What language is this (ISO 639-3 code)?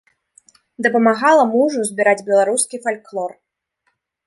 bel